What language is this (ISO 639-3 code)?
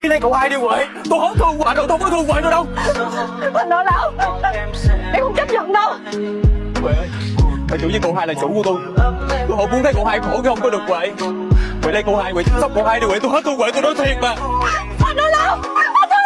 vie